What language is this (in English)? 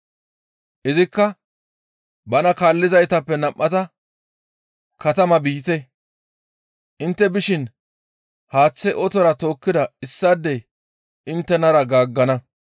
Gamo